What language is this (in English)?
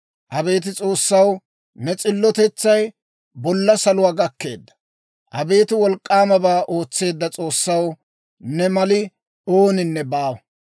Dawro